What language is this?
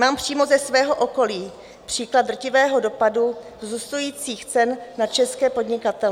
Czech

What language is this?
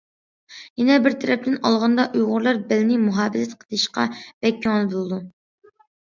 Uyghur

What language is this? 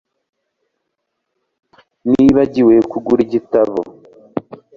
Kinyarwanda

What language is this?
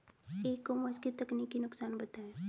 Hindi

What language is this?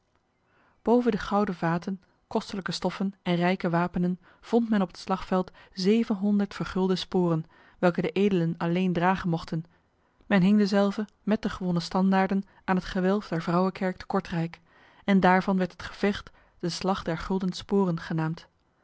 Dutch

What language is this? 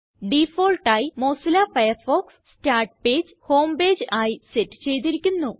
Malayalam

